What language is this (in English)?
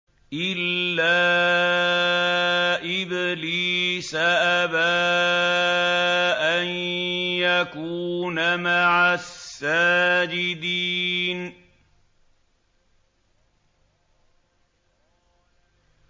Arabic